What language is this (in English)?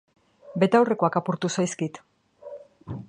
Basque